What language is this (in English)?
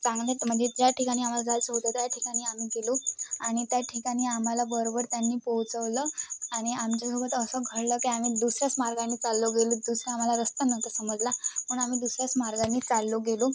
Marathi